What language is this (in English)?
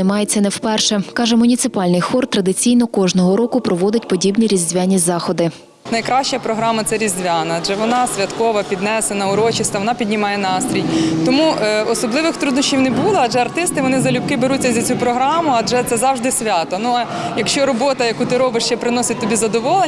Ukrainian